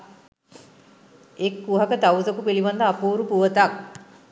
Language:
Sinhala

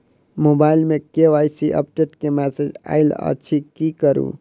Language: Maithili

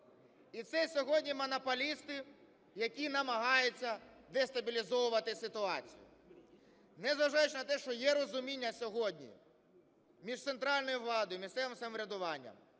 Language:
Ukrainian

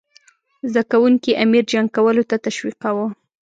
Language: Pashto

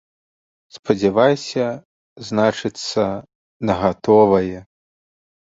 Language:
Belarusian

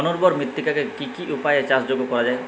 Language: Bangla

